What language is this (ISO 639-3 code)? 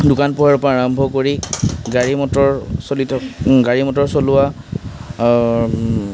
asm